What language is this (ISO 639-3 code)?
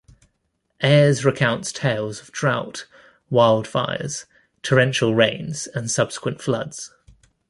eng